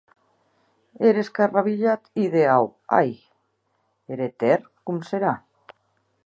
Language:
Occitan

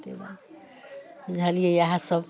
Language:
Maithili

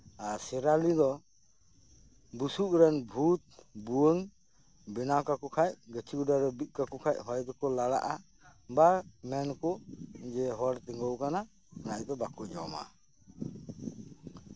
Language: Santali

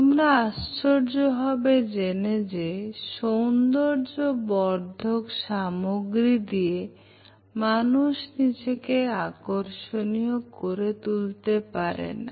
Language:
Bangla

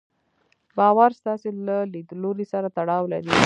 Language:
Pashto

